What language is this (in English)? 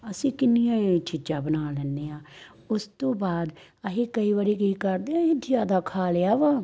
Punjabi